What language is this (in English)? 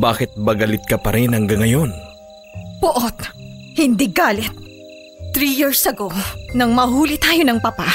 Filipino